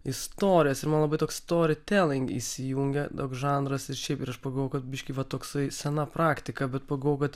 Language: Lithuanian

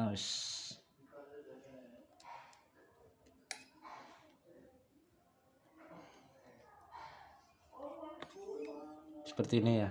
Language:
Indonesian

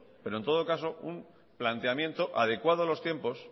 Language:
Spanish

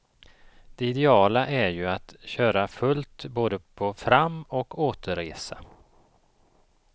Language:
Swedish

